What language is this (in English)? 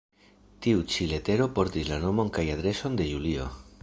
Esperanto